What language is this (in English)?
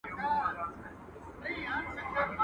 Pashto